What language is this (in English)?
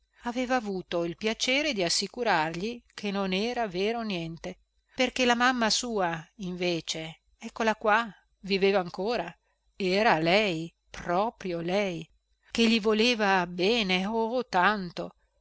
Italian